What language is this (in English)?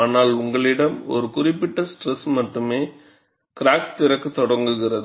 Tamil